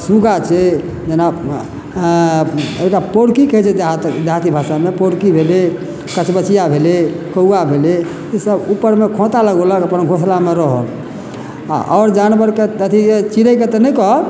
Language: Maithili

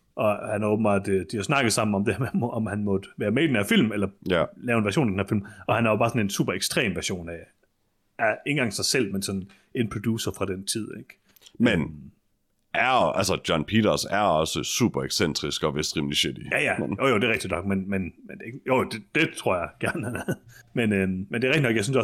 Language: Danish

